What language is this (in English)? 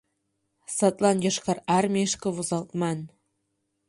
Mari